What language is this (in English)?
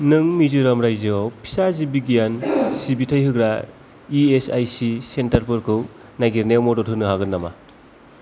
Bodo